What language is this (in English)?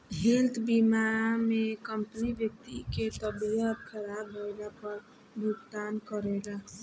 Bhojpuri